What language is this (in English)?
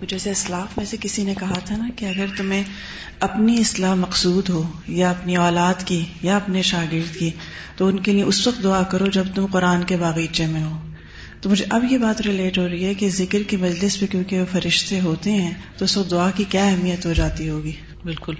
Urdu